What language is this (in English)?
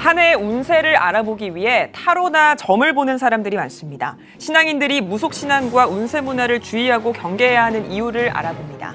Korean